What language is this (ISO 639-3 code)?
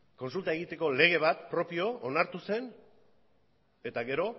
eus